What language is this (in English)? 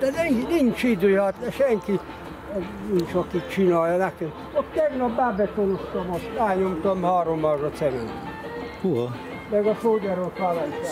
Hungarian